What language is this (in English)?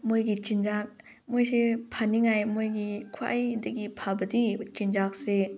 Manipuri